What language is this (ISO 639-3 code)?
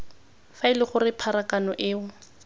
tsn